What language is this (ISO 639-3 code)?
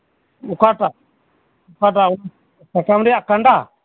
sat